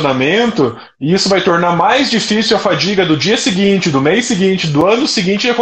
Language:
Portuguese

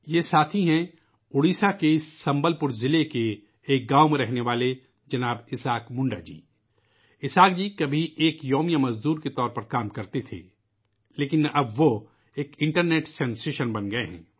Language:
Urdu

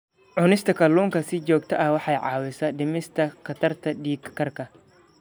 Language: Somali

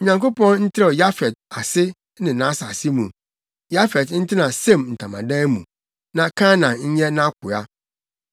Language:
Akan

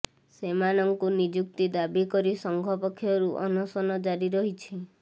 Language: Odia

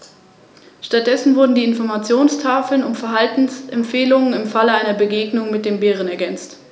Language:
German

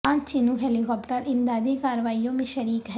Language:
Urdu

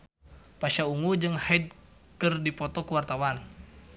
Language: Sundanese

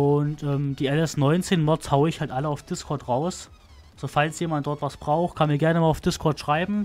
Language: German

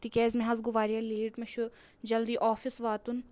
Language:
Kashmiri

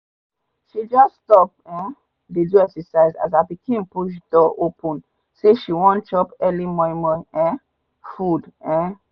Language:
Nigerian Pidgin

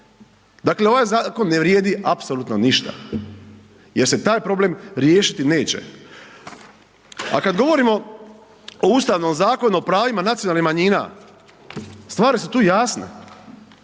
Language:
Croatian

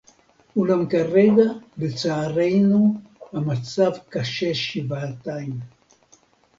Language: Hebrew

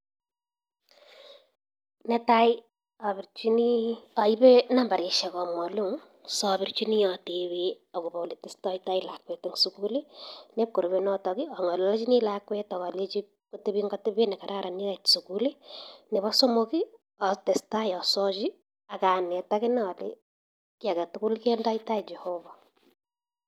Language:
Kalenjin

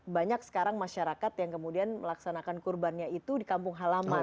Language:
Indonesian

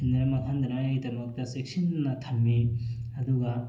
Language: Manipuri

